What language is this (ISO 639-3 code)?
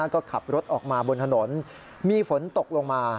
tha